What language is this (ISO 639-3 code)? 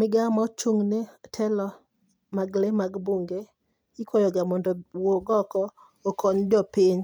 luo